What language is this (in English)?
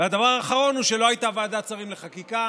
Hebrew